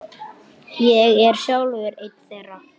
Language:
Icelandic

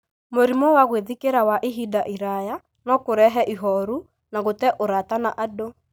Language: Kikuyu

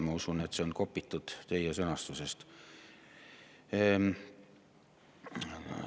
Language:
Estonian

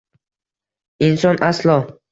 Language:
Uzbek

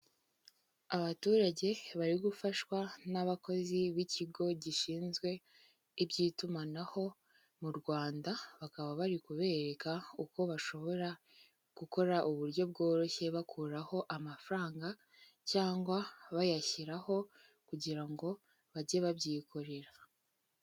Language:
Kinyarwanda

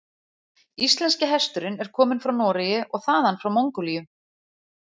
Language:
Icelandic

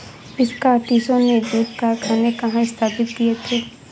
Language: Hindi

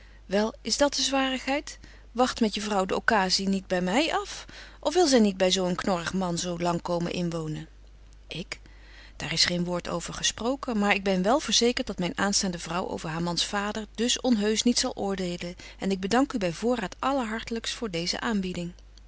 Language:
Dutch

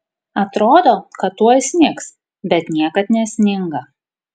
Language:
Lithuanian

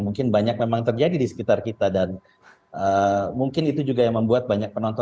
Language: Indonesian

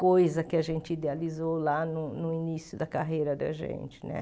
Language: Portuguese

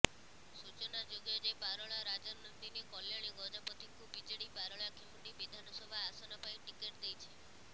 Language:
Odia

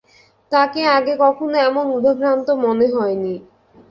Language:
Bangla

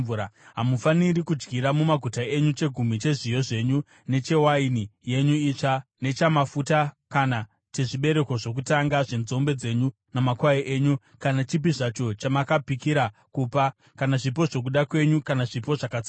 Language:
Shona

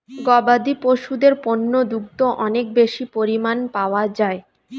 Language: Bangla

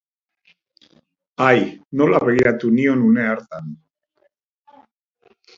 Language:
Basque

